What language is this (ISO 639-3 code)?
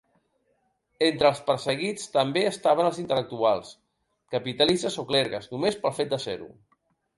cat